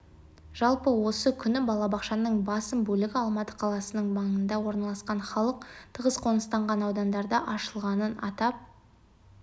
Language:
Kazakh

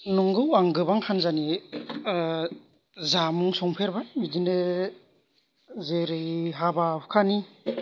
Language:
Bodo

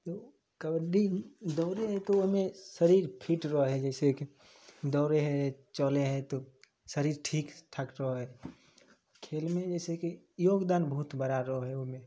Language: Maithili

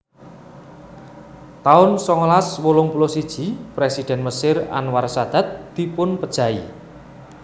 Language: Javanese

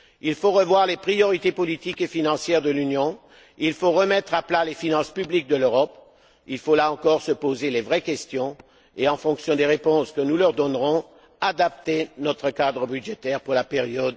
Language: French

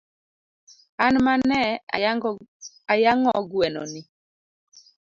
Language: Luo (Kenya and Tanzania)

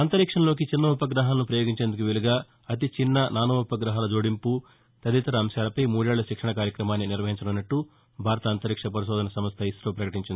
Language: Telugu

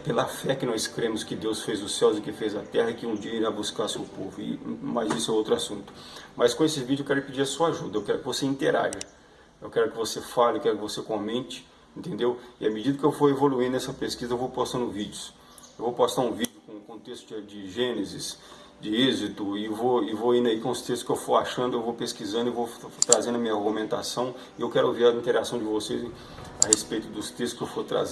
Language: Portuguese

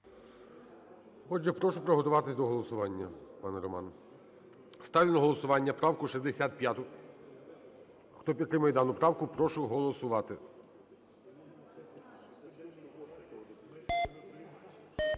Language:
Ukrainian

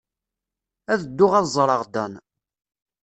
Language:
Kabyle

